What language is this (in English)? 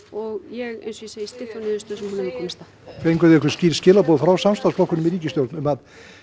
Icelandic